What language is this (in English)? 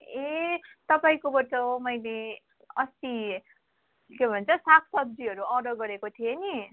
Nepali